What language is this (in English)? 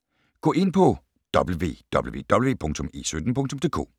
Danish